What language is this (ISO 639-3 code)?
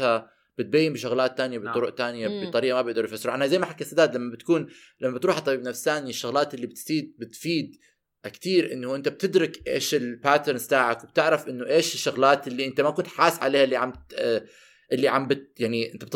ara